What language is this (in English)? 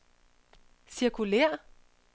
Danish